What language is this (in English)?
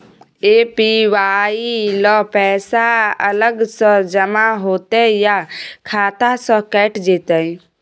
Maithili